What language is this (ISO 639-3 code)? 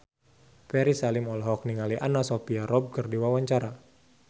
sun